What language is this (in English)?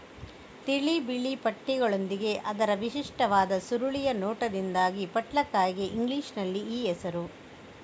Kannada